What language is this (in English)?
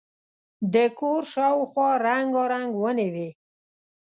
Pashto